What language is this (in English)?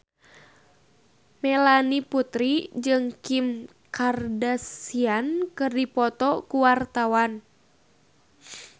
Sundanese